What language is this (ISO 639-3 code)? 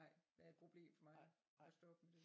dan